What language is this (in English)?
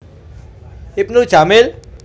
Javanese